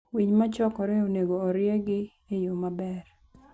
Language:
Luo (Kenya and Tanzania)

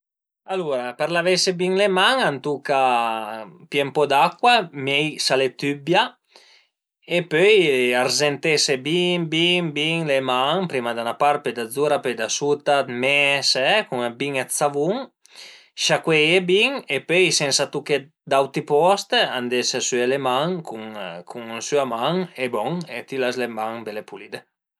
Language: Piedmontese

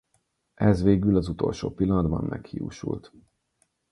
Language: Hungarian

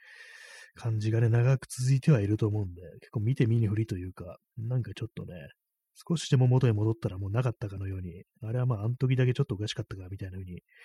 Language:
Japanese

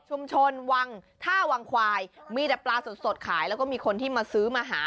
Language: Thai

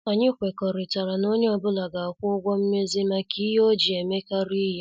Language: Igbo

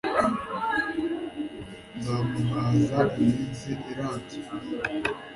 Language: Kinyarwanda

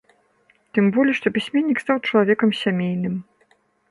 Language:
Belarusian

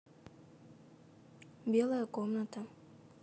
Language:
Russian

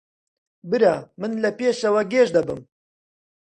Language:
Central Kurdish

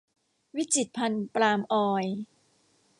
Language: Thai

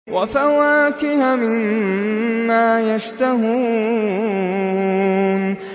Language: Arabic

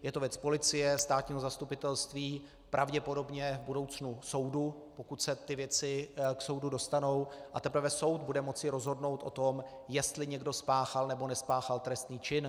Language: Czech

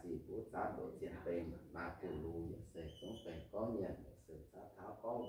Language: Vietnamese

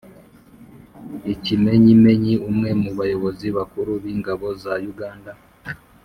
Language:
Kinyarwanda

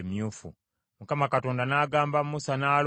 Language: Ganda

